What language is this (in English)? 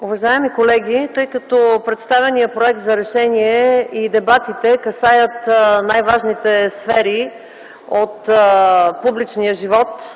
Bulgarian